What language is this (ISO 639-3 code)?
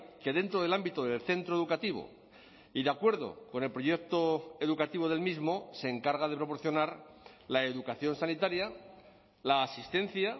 spa